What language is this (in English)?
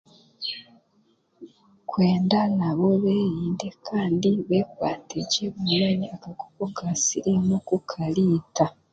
Chiga